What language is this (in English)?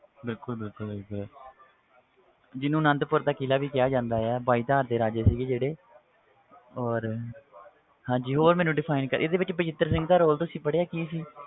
Punjabi